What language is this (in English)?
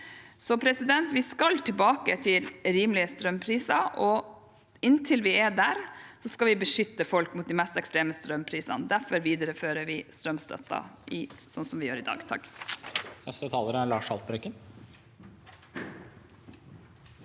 Norwegian